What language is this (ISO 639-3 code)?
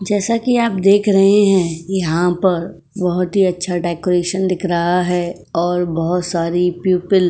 hin